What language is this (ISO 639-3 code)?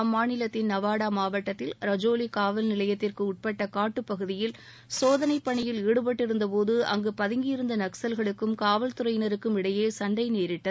tam